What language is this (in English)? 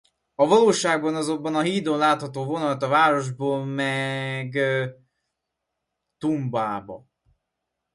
Hungarian